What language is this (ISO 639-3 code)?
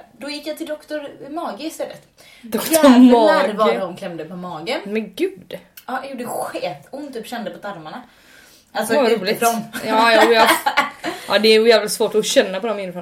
swe